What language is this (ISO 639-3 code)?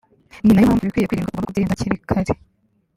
kin